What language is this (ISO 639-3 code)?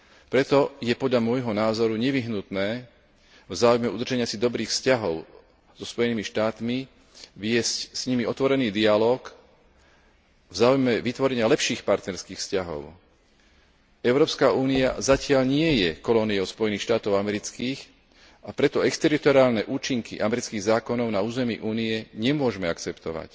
slk